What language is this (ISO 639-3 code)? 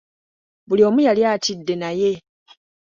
lug